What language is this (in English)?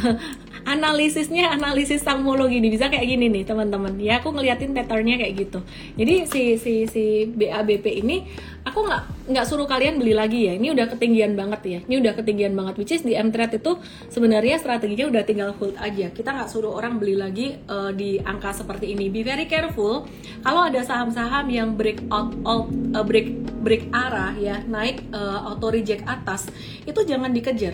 Indonesian